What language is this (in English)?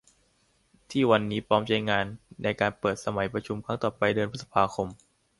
Thai